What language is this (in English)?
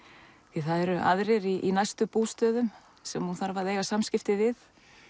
Icelandic